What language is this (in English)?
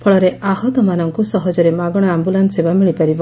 Odia